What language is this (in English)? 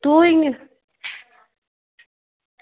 Dogri